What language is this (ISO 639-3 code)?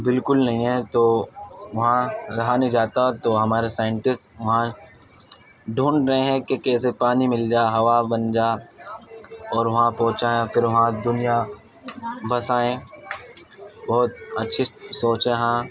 urd